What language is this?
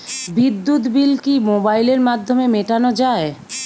Bangla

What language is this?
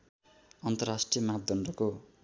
Nepali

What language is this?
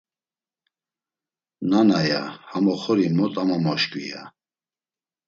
Laz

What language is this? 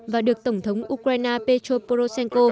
Vietnamese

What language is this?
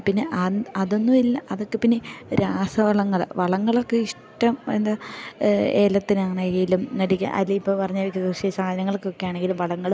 Malayalam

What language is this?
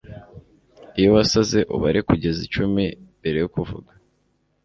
Kinyarwanda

